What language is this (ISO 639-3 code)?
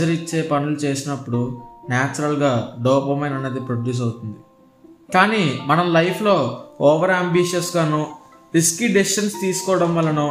tel